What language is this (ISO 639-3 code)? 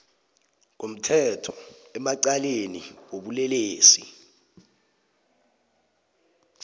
nbl